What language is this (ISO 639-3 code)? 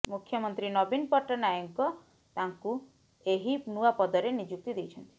ori